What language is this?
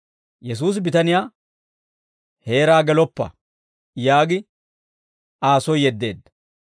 Dawro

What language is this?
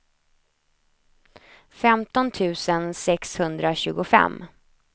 Swedish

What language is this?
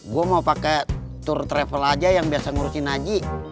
Indonesian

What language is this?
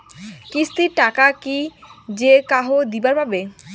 Bangla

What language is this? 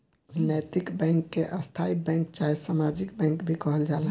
Bhojpuri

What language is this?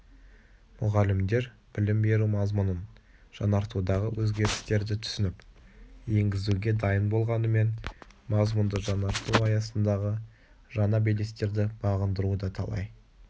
Kazakh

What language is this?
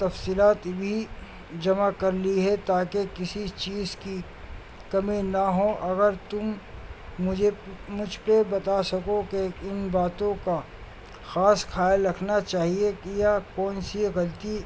Urdu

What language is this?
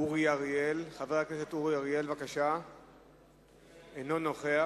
Hebrew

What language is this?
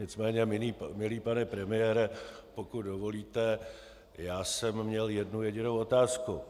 Czech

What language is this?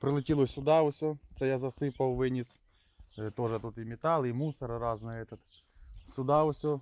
Ukrainian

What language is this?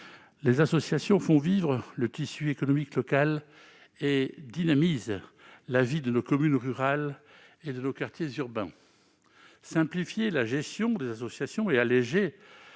French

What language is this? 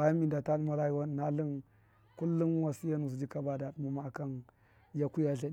Miya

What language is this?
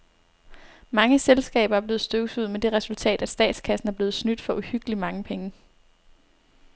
Danish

